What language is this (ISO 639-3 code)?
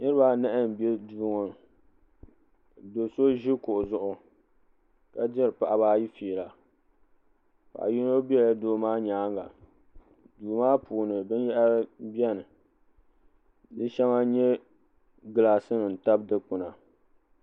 dag